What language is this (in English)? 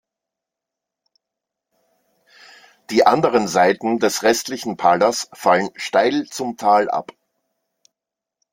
German